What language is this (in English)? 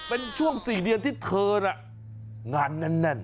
Thai